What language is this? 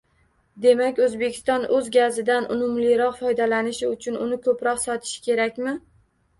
Uzbek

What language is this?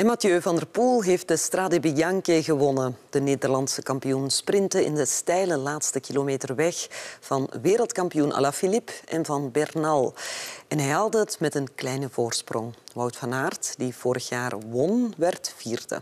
Dutch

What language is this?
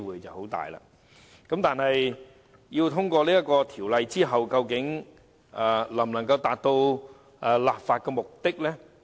Cantonese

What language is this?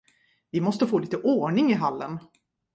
Swedish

